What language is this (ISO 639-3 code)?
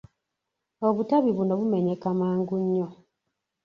lug